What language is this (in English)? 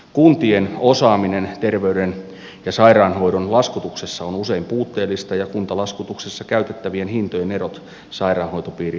Finnish